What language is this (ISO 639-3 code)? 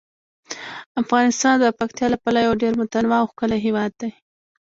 pus